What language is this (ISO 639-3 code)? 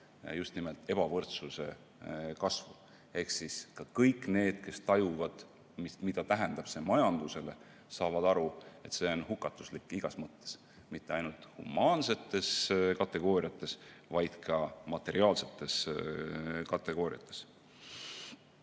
est